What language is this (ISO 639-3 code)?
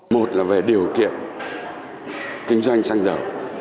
vie